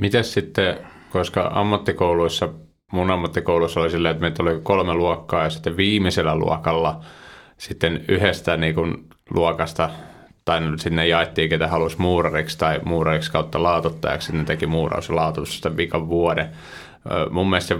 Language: Finnish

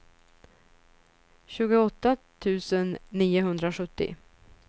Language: Swedish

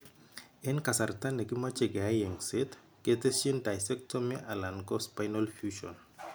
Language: Kalenjin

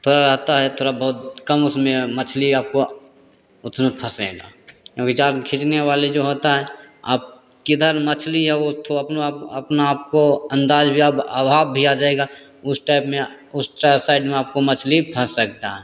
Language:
Hindi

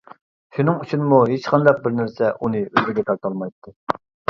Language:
Uyghur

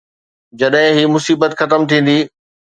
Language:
Sindhi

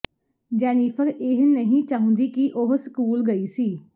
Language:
Punjabi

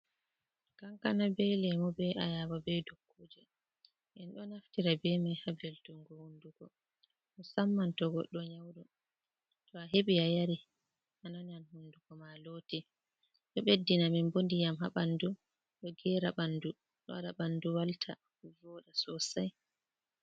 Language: Fula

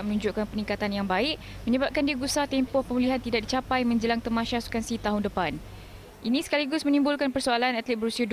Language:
Malay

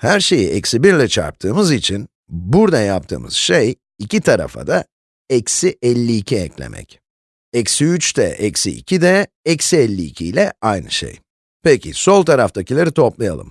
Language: Turkish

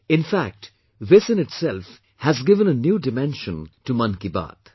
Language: English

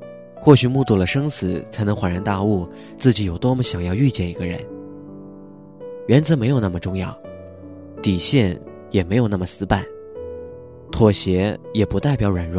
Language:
Chinese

